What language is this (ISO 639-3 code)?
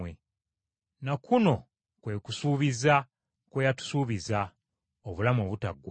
lug